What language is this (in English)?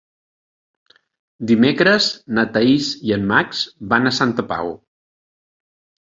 Catalan